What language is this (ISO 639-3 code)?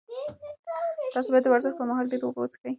pus